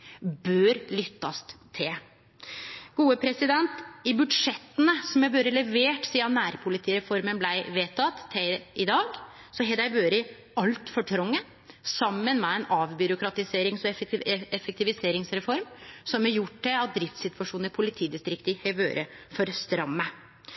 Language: Norwegian Nynorsk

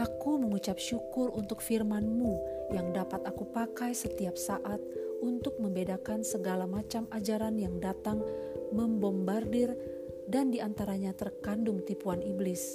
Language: Indonesian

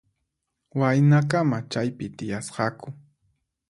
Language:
Puno Quechua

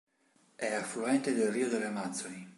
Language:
Italian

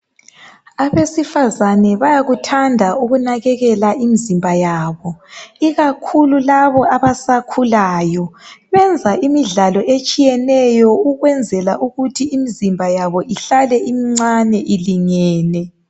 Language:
North Ndebele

